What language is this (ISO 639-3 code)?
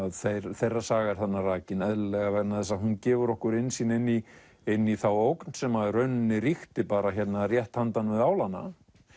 isl